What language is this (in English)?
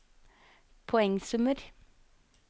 Norwegian